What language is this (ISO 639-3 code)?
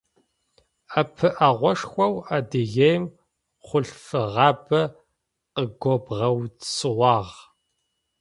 ady